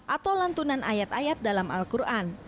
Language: Indonesian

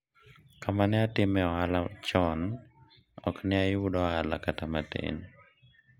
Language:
Luo (Kenya and Tanzania)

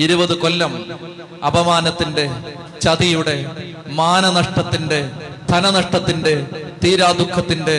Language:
Malayalam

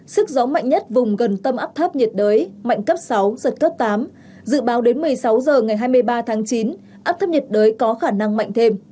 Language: Vietnamese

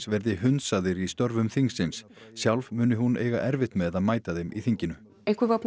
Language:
Icelandic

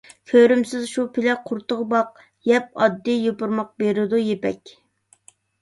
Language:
Uyghur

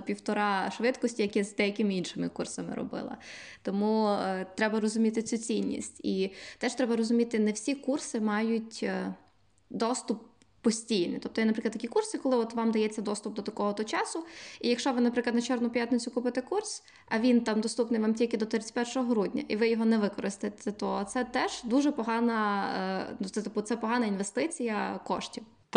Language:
Ukrainian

